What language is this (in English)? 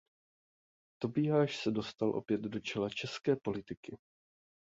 Czech